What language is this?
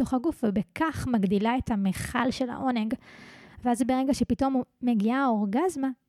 Hebrew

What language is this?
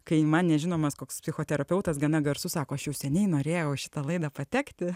Lithuanian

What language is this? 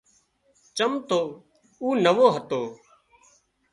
Wadiyara Koli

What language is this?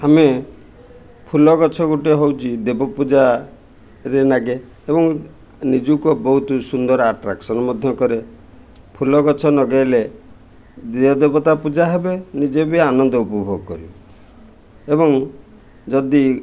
Odia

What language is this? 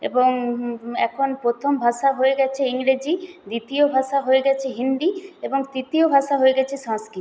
Bangla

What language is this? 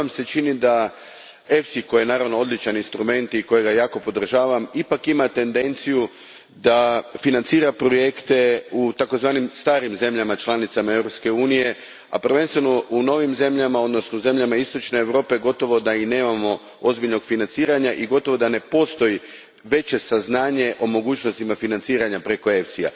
Croatian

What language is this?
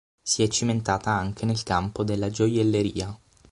Italian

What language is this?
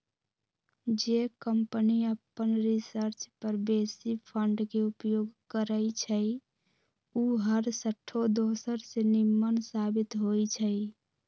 Magahi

